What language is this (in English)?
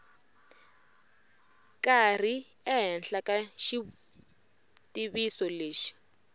Tsonga